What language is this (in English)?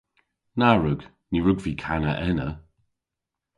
Cornish